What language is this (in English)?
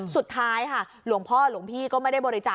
Thai